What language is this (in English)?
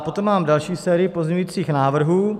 Czech